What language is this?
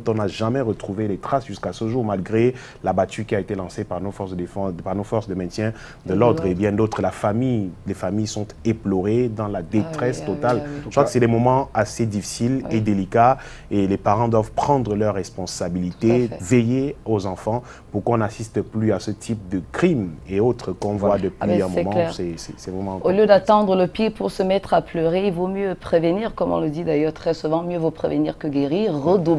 French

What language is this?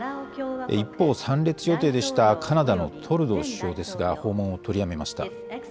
Japanese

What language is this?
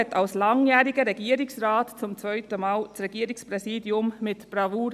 Swiss German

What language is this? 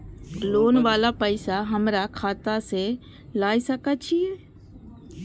Maithili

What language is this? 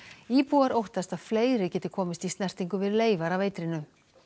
Icelandic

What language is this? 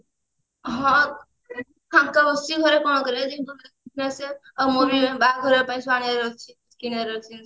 Odia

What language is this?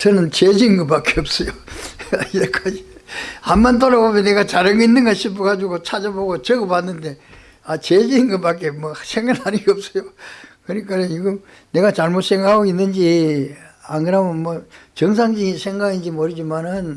Korean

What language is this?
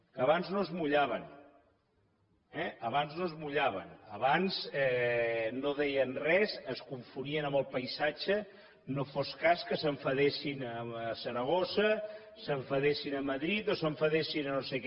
Catalan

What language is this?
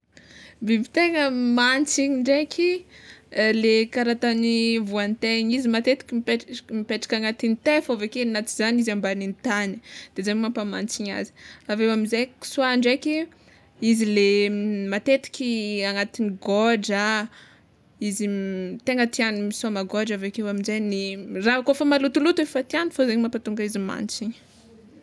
Tsimihety Malagasy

